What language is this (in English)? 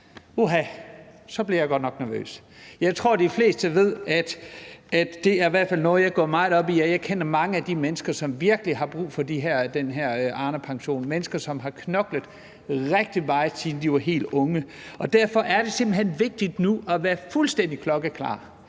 Danish